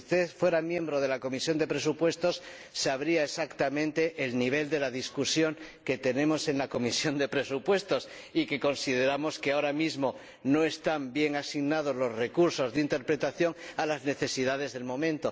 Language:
Spanish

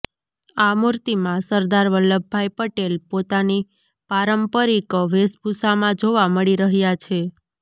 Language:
Gujarati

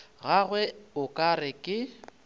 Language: Northern Sotho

